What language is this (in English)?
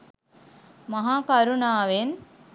Sinhala